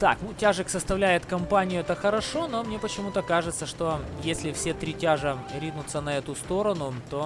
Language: Russian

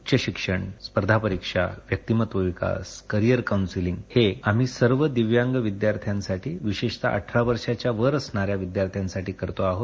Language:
Marathi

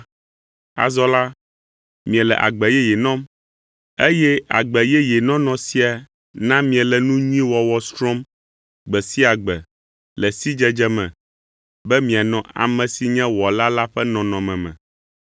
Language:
Ewe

